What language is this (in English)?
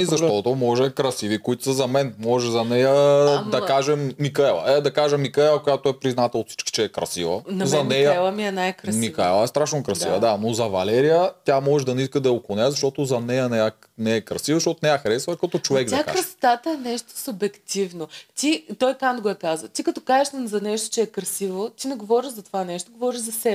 Bulgarian